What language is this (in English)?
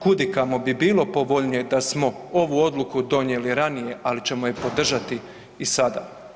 Croatian